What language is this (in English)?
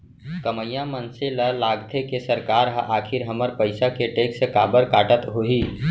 Chhattisgarhi